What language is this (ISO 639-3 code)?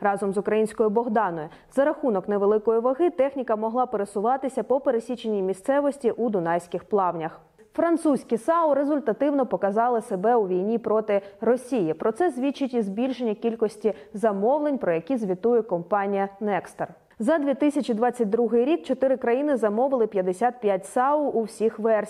ukr